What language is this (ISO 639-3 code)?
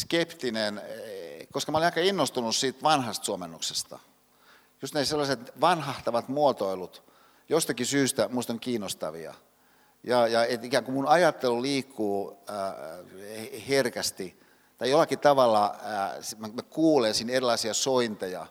fin